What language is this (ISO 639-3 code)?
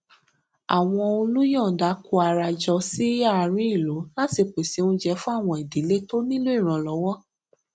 yor